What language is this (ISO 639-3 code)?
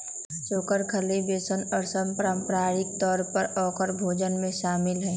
mag